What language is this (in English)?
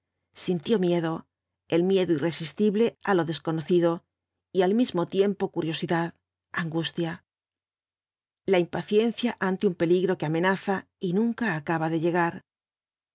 Spanish